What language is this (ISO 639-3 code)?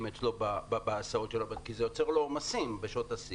heb